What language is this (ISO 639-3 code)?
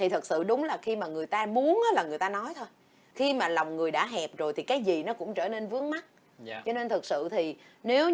vie